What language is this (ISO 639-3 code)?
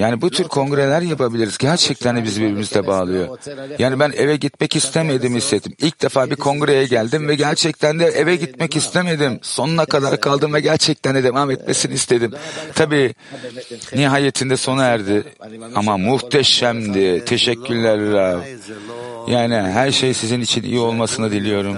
tur